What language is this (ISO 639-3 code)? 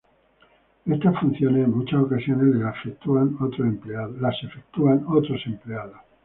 spa